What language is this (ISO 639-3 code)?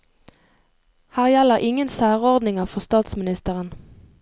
nor